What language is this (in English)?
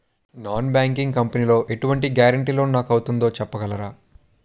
Telugu